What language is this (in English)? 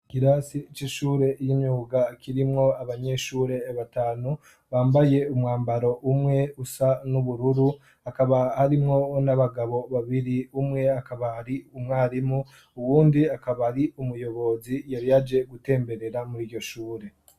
Rundi